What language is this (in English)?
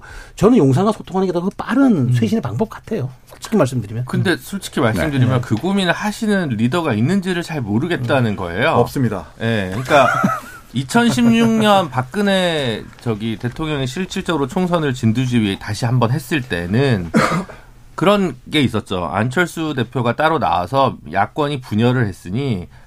Korean